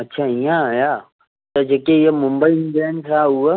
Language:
Sindhi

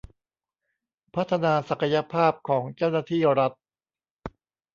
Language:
Thai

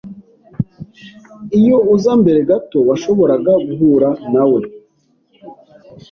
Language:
Kinyarwanda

